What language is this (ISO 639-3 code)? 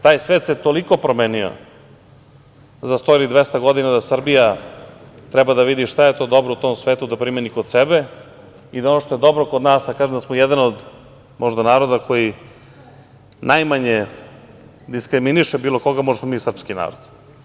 srp